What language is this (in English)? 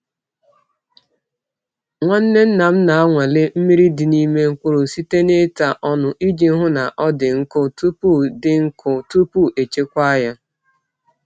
Igbo